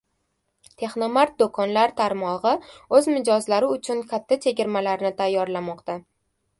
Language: Uzbek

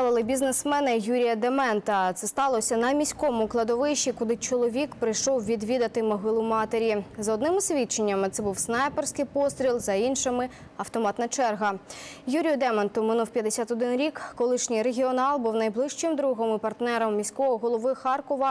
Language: Ukrainian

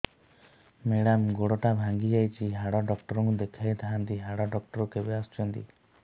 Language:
Odia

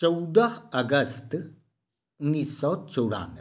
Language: Maithili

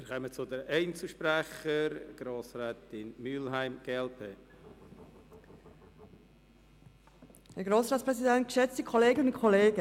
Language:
Swiss German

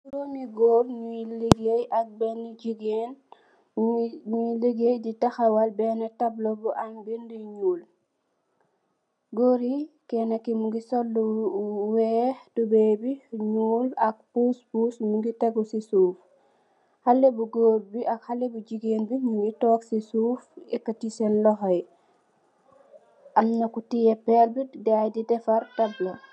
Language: Wolof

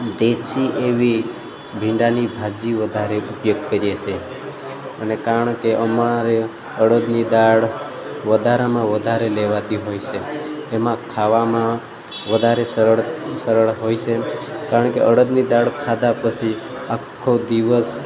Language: Gujarati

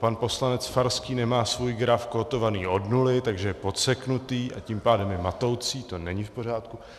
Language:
Czech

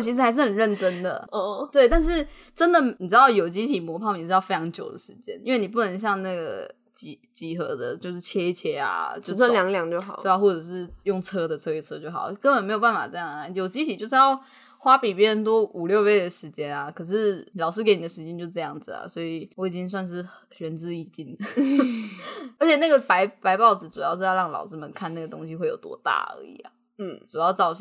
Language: Chinese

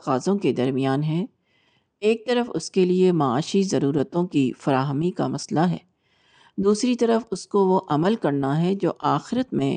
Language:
Urdu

